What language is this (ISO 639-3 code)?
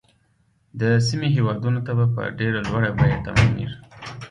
pus